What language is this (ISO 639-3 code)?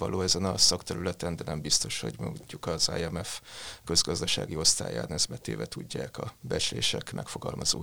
hun